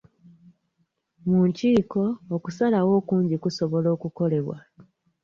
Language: Ganda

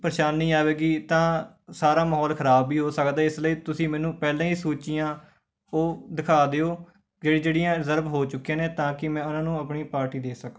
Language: Punjabi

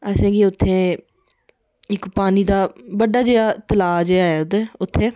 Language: Dogri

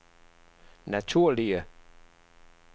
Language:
Danish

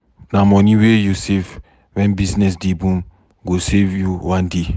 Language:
Nigerian Pidgin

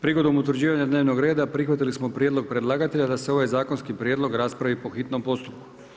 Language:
Croatian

